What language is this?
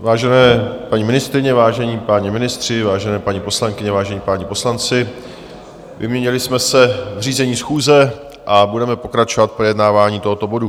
Czech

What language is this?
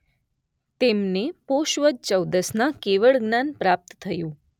Gujarati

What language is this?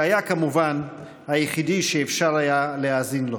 Hebrew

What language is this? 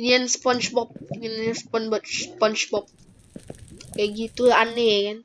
Indonesian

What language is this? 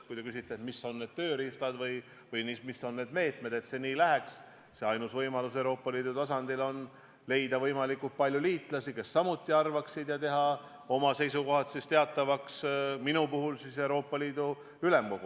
Estonian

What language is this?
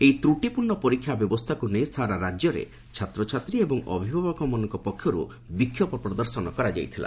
Odia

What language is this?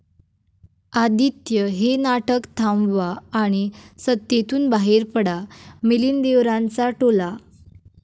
Marathi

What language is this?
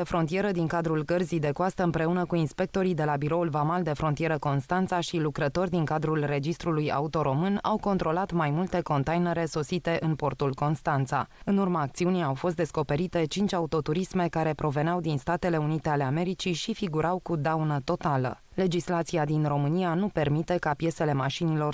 Romanian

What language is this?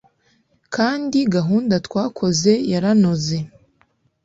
Kinyarwanda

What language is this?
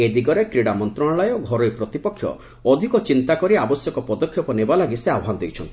Odia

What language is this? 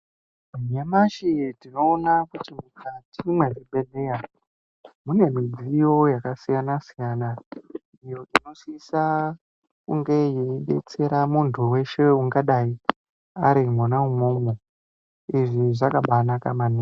Ndau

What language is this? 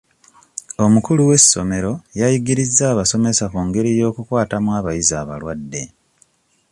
Ganda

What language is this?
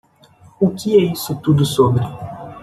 Portuguese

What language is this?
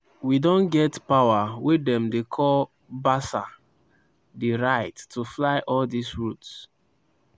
Nigerian Pidgin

